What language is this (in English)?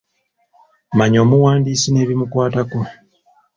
Ganda